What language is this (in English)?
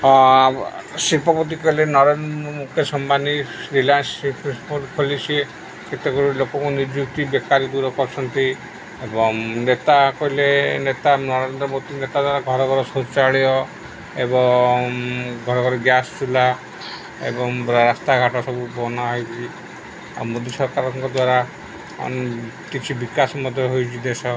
Odia